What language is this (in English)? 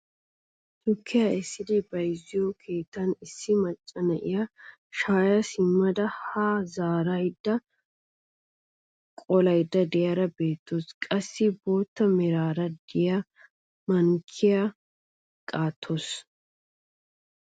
Wolaytta